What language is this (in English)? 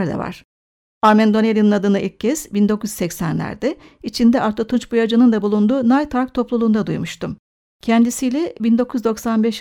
Turkish